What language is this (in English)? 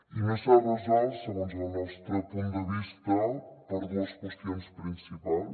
Catalan